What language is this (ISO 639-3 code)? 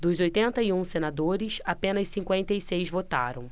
por